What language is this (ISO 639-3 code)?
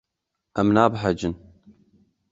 kur